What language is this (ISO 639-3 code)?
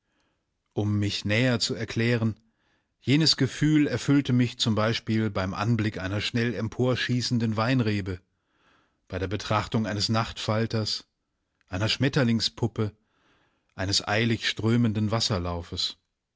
deu